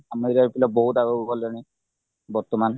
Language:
Odia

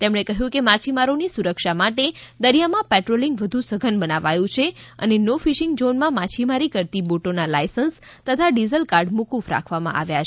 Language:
Gujarati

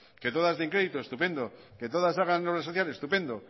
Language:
Spanish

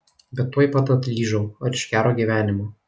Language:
Lithuanian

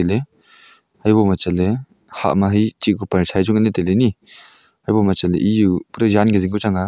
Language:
Wancho Naga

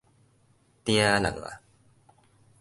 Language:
Min Nan Chinese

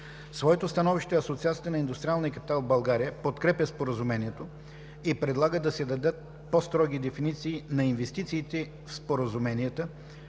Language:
Bulgarian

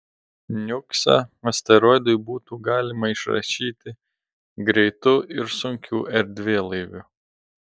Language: Lithuanian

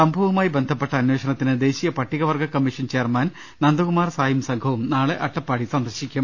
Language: Malayalam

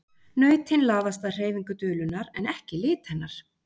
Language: Icelandic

